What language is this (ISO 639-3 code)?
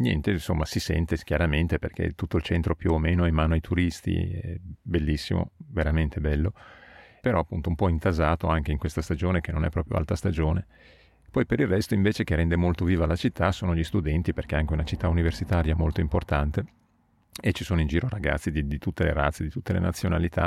ita